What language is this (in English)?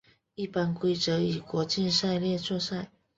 Chinese